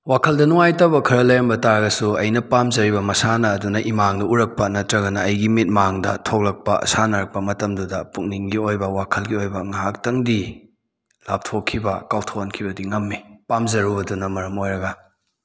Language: Manipuri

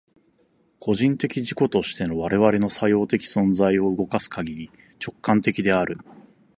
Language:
Japanese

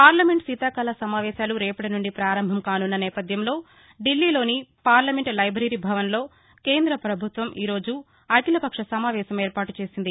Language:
Telugu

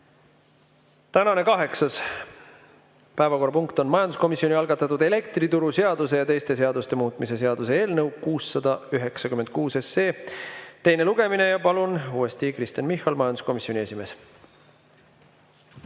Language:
Estonian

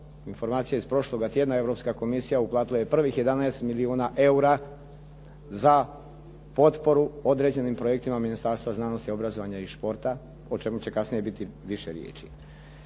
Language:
Croatian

